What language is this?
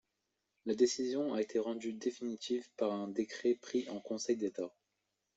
French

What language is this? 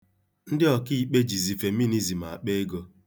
Igbo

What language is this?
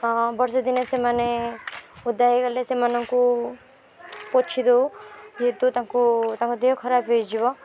Odia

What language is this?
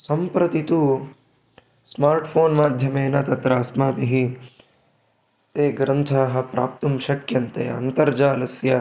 Sanskrit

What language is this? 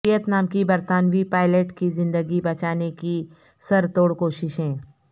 Urdu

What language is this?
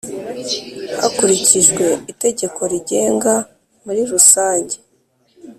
Kinyarwanda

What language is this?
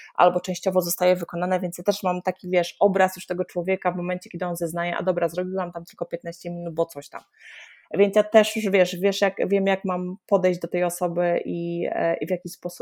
Polish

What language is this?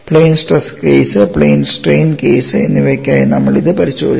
Malayalam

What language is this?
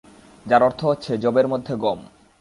Bangla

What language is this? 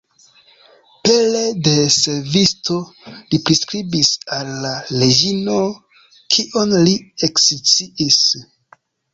Esperanto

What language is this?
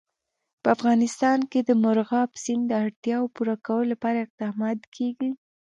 Pashto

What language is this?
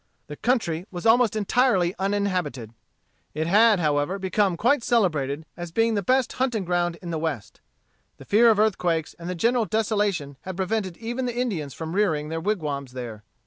English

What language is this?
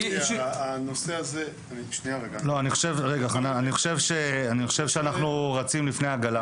Hebrew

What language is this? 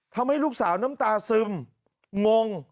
Thai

